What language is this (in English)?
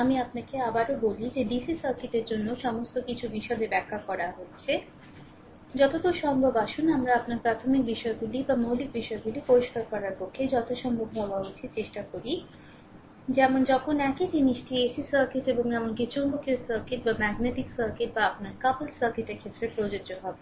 Bangla